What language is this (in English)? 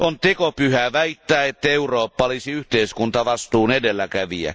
Finnish